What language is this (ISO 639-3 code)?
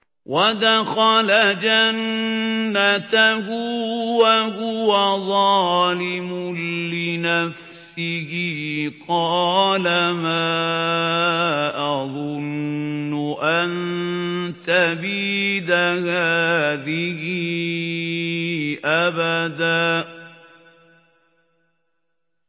ara